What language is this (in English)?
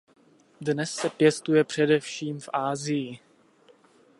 Czech